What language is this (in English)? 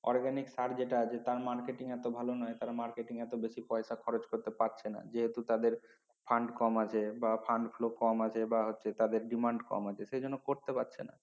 Bangla